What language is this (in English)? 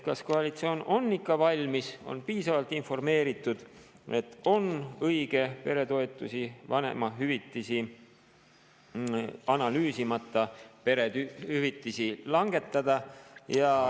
Estonian